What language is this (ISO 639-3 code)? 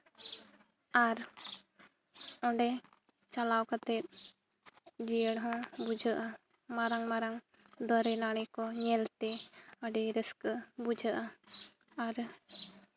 sat